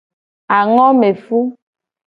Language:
Gen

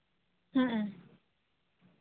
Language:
Santali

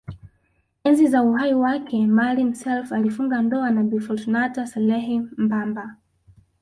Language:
Swahili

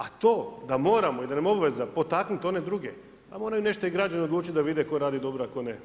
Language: Croatian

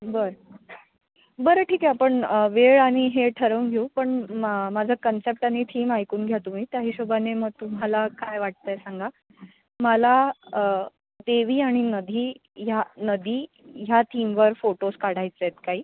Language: Marathi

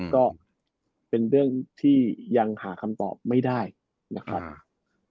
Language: Thai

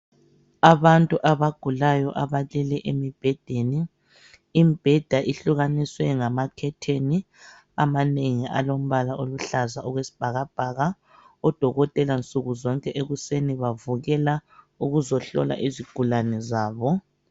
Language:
North Ndebele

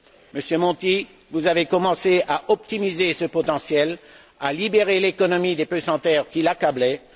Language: French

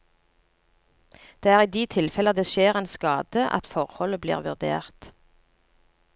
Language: Norwegian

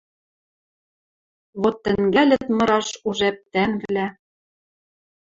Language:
Western Mari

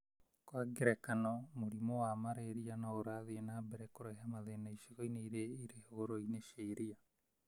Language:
Kikuyu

